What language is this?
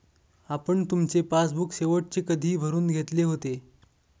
Marathi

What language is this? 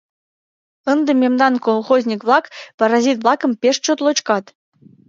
Mari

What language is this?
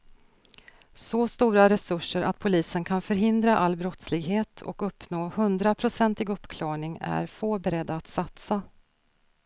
Swedish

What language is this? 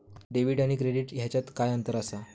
Marathi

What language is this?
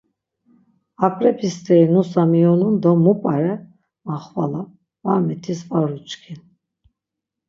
Laz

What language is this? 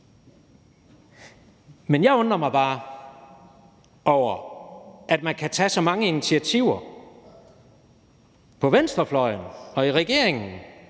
Danish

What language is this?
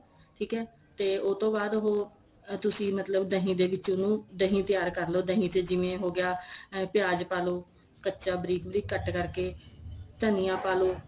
Punjabi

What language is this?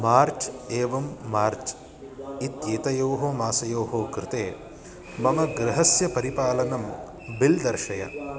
Sanskrit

